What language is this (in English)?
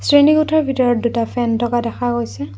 Assamese